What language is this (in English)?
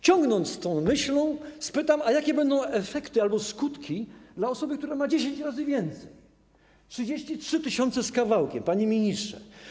Polish